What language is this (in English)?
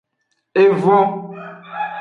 Aja (Benin)